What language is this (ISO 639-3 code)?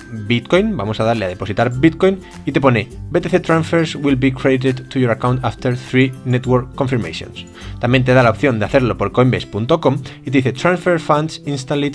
spa